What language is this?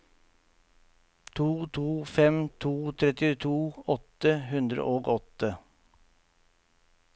Norwegian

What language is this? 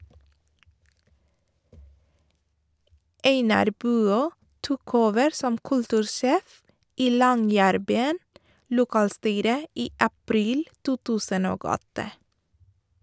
Norwegian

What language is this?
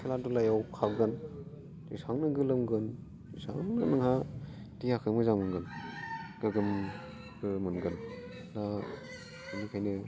Bodo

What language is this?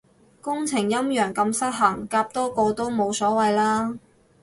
Cantonese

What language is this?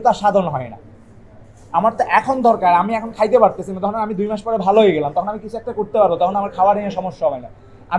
Turkish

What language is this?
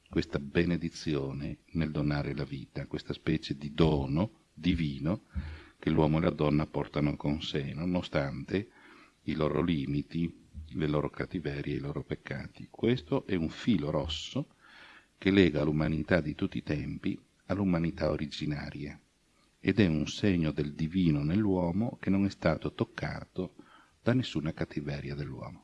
Italian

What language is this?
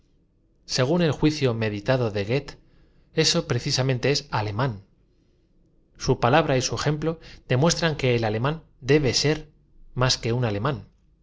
Spanish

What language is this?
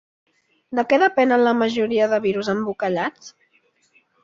Catalan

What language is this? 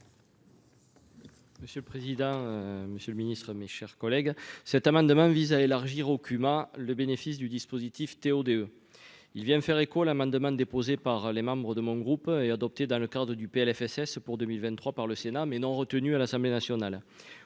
French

